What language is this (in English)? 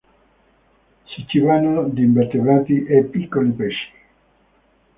Italian